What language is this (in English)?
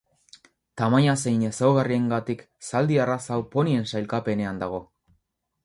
Basque